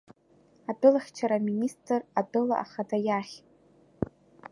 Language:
Abkhazian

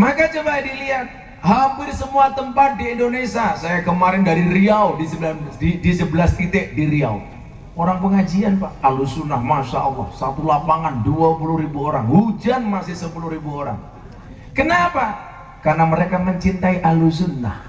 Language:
Indonesian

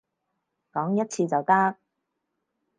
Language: Cantonese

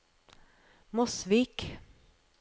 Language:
Norwegian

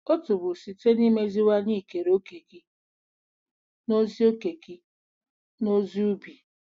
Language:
Igbo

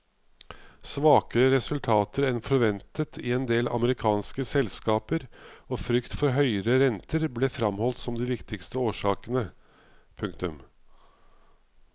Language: Norwegian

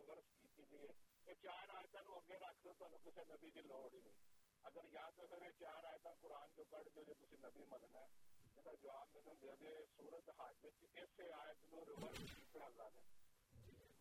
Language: Urdu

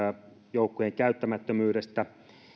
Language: Finnish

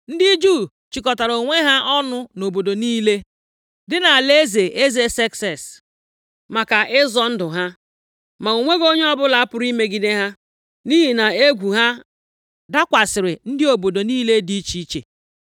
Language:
Igbo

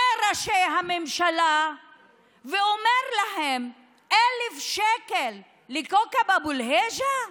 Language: Hebrew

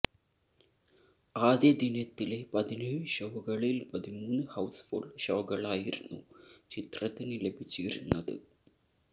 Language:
Malayalam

